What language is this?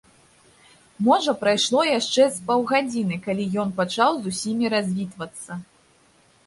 Belarusian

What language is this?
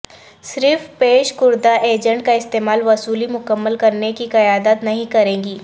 Urdu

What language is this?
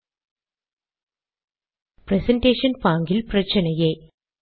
Tamil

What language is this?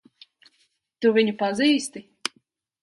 Latvian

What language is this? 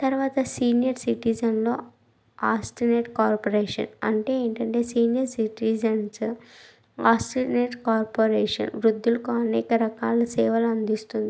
Telugu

